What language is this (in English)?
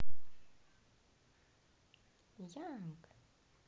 Russian